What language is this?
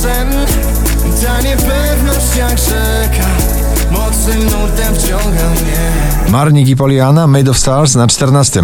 Polish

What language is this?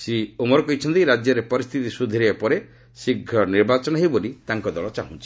Odia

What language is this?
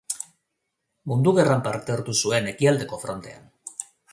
Basque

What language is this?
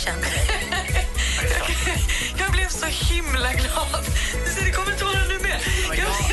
Swedish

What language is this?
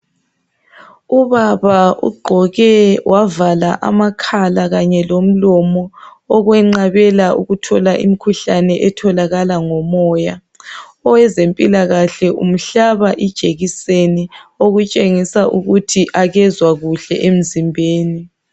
North Ndebele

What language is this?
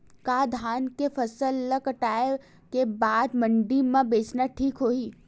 Chhattisgarhi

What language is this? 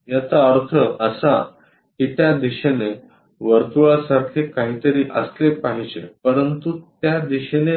Marathi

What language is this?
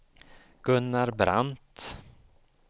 Swedish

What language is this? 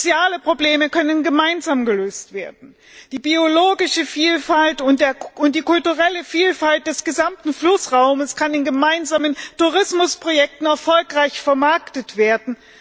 German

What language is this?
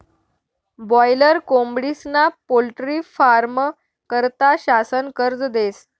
Marathi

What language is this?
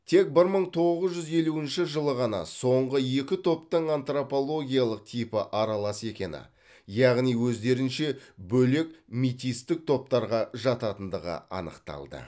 Kazakh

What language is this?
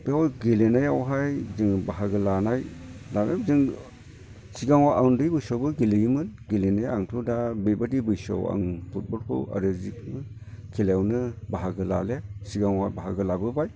Bodo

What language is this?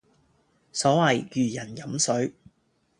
Cantonese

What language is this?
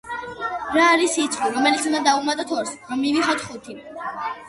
Georgian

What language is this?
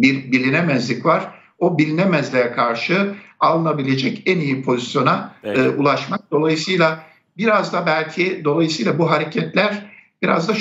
Turkish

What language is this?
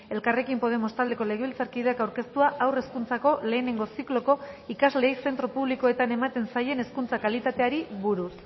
Basque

